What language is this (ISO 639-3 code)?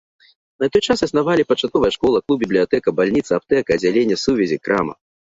bel